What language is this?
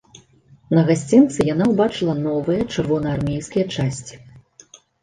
Belarusian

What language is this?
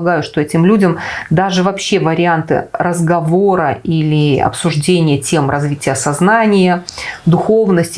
Russian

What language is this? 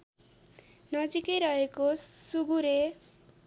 Nepali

